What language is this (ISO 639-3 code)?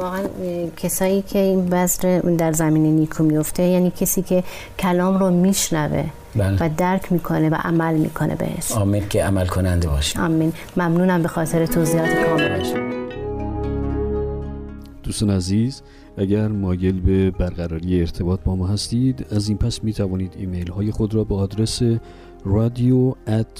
fas